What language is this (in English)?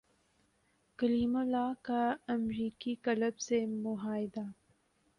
Urdu